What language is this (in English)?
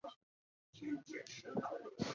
Chinese